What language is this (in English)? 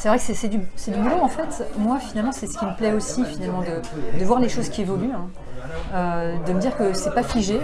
French